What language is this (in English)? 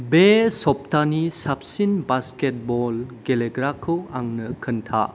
Bodo